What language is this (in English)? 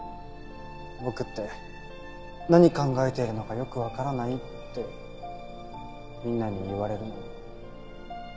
Japanese